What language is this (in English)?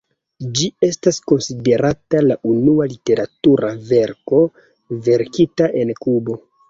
Esperanto